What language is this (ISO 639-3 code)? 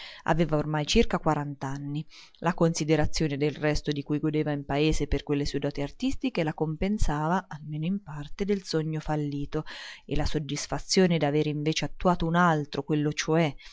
ita